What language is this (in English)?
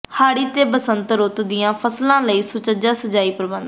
Punjabi